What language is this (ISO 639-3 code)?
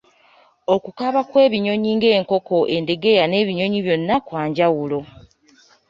lug